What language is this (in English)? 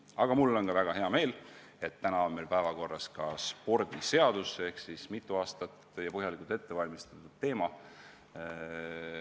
Estonian